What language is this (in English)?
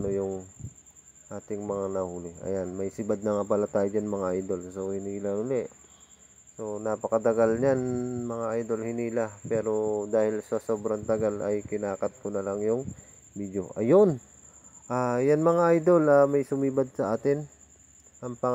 Filipino